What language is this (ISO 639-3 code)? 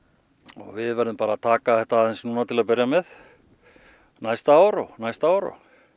isl